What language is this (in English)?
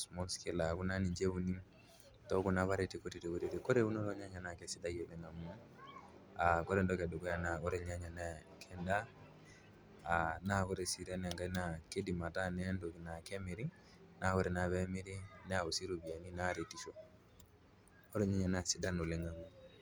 Masai